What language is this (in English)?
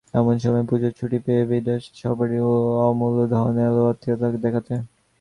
Bangla